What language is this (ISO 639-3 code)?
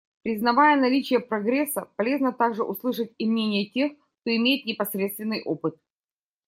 rus